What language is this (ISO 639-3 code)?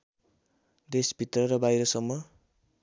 nep